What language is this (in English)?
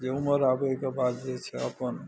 Maithili